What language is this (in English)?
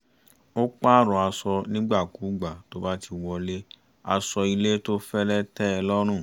Yoruba